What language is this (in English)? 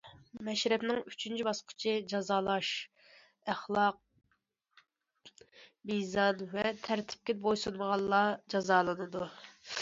Uyghur